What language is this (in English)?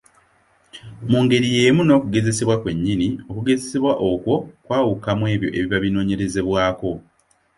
Ganda